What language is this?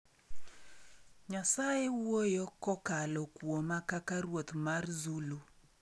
Luo (Kenya and Tanzania)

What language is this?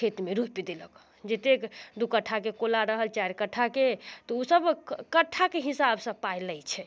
Maithili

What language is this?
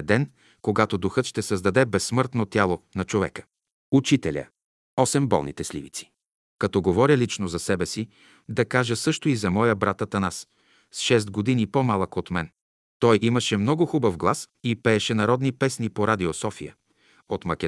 Bulgarian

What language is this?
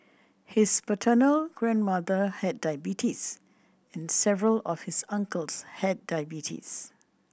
English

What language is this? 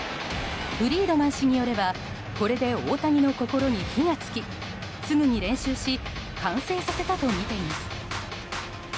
Japanese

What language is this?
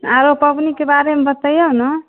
Maithili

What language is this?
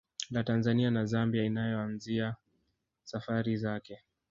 Swahili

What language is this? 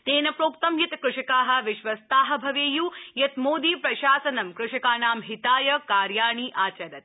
Sanskrit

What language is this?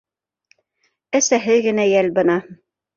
Bashkir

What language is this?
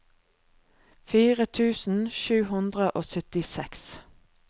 Norwegian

